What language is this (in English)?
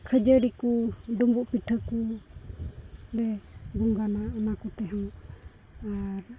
Santali